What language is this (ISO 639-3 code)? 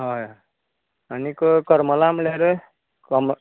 kok